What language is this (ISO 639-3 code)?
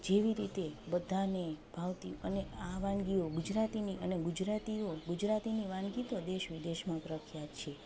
guj